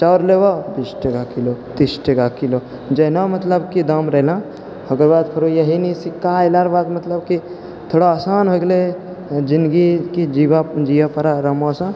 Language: Maithili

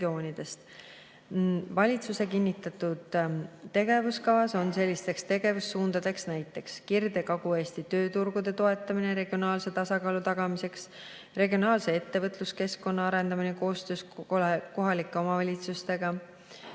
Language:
Estonian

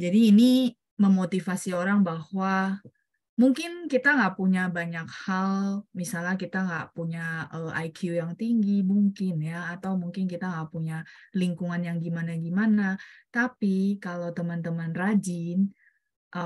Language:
Indonesian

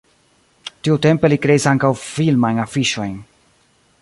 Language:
Esperanto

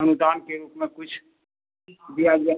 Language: Hindi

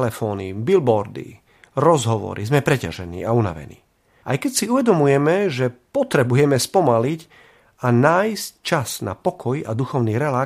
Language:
Slovak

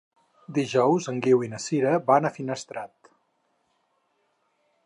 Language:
Catalan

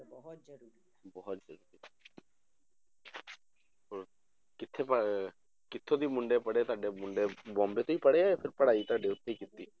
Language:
Punjabi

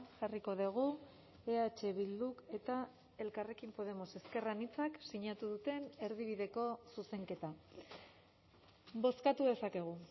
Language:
Basque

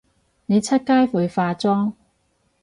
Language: Cantonese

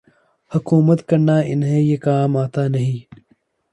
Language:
Urdu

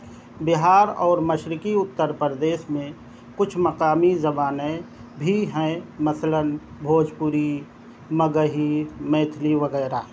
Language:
Urdu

